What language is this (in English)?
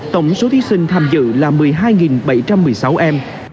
Vietnamese